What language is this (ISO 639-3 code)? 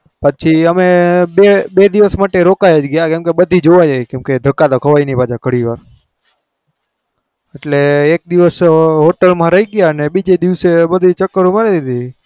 guj